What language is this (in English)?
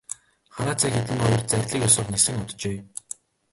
Mongolian